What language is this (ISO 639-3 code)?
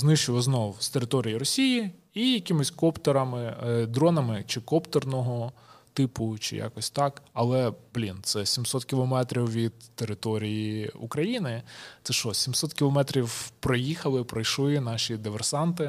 ukr